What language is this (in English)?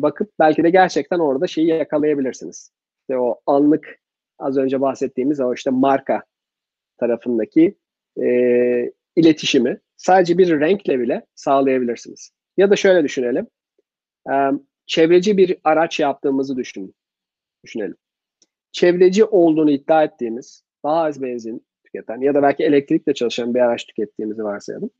Turkish